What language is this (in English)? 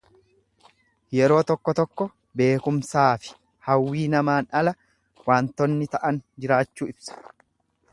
Oromo